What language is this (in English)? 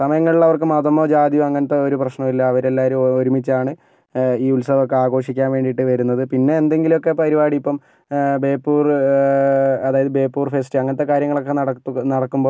Malayalam